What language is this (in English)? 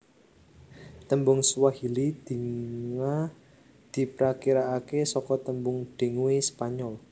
Javanese